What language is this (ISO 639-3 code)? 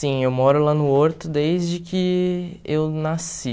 por